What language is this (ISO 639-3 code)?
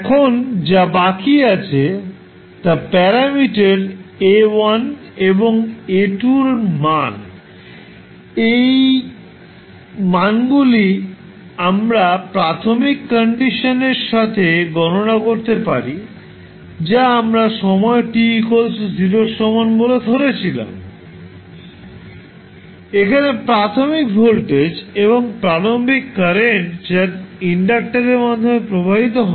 ben